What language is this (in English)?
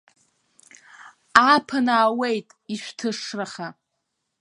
Abkhazian